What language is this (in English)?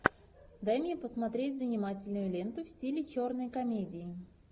Russian